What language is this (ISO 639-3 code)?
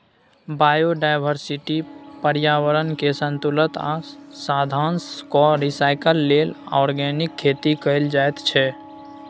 mai